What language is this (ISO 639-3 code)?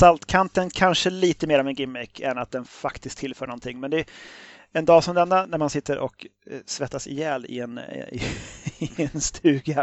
swe